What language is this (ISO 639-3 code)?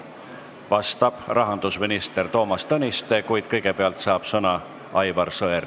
est